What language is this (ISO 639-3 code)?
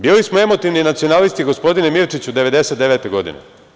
srp